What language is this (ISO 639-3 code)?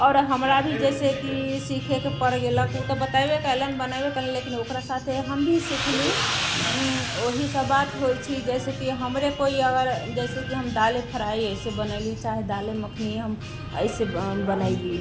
mai